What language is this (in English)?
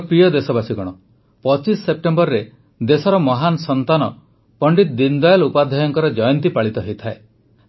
Odia